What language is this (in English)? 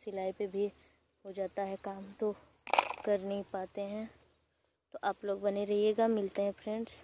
Hindi